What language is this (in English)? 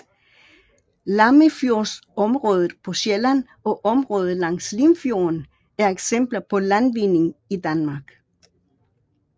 Danish